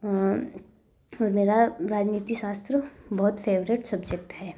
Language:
Hindi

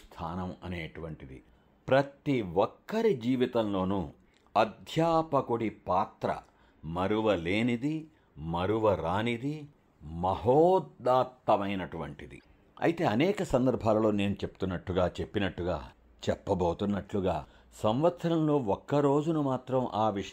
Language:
Telugu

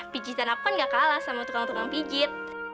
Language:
Indonesian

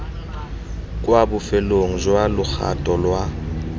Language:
Tswana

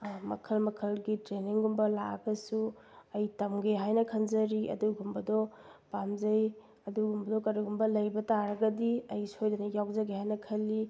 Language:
Manipuri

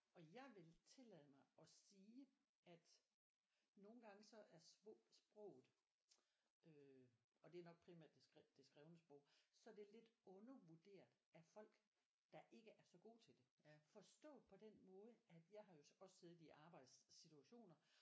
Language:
Danish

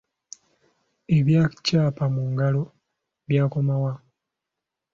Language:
Ganda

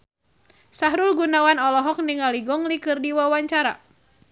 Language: Sundanese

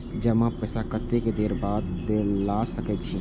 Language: Maithili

